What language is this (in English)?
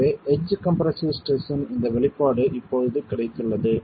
Tamil